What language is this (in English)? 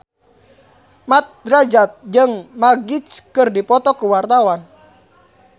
Sundanese